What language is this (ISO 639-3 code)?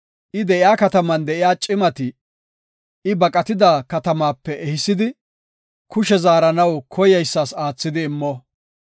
gof